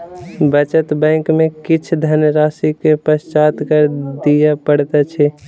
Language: Maithili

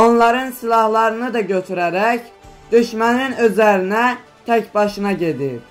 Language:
Turkish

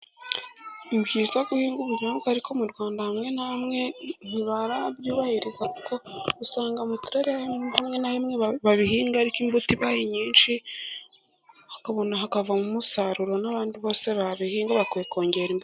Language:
Kinyarwanda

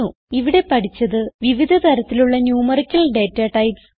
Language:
Malayalam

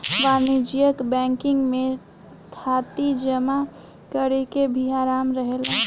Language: Bhojpuri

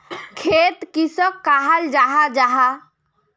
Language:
Magahi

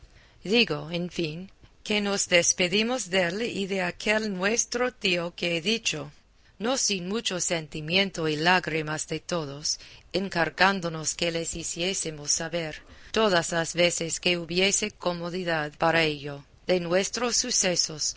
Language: Spanish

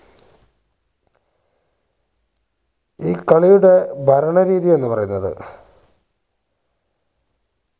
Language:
Malayalam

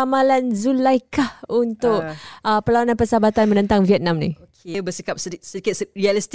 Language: Malay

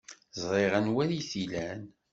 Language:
Kabyle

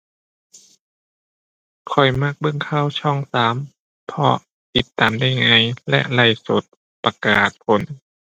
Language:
Thai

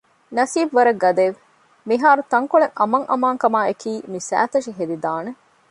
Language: Divehi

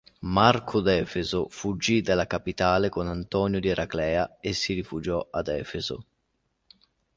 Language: Italian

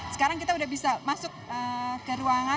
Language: Indonesian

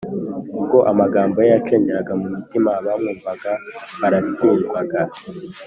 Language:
Kinyarwanda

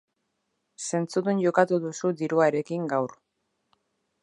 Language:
Basque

